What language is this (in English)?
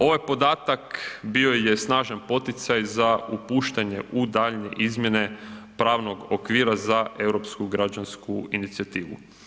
Croatian